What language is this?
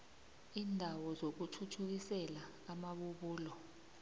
South Ndebele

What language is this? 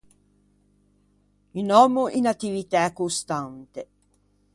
Ligurian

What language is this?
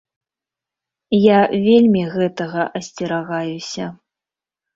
Belarusian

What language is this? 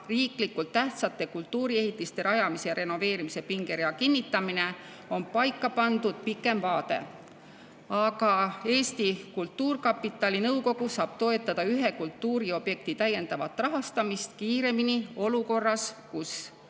Estonian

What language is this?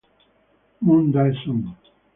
Italian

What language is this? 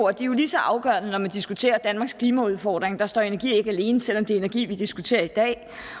Danish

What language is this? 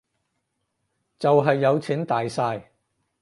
Cantonese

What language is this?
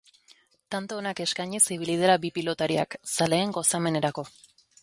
Basque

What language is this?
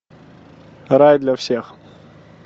Russian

